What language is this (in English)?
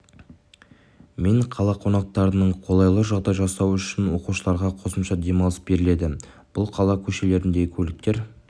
Kazakh